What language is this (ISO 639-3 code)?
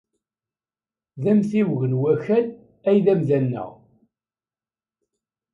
kab